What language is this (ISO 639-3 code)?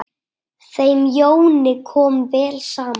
isl